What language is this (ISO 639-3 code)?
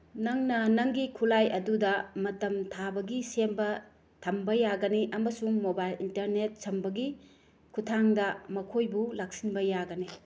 mni